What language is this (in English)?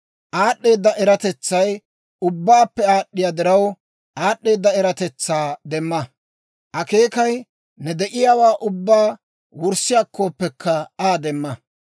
Dawro